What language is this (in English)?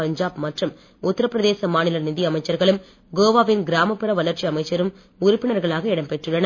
Tamil